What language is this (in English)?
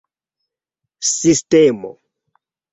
Esperanto